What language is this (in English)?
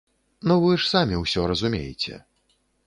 Belarusian